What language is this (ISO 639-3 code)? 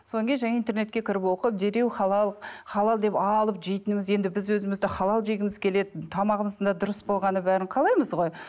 kaz